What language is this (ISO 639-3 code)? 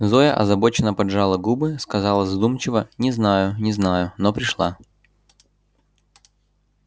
rus